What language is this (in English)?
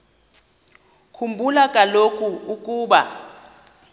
Xhosa